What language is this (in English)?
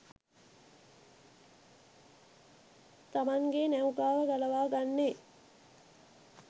Sinhala